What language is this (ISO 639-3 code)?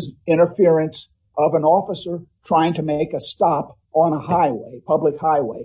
eng